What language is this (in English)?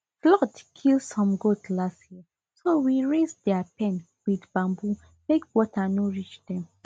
Nigerian Pidgin